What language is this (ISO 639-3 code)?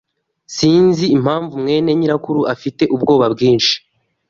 kin